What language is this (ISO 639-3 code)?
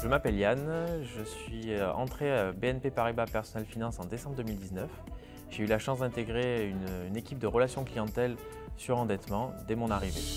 fra